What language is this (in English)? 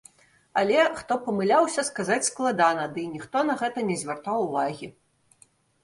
Belarusian